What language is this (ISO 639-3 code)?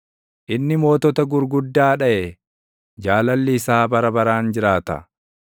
orm